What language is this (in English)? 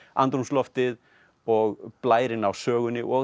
Icelandic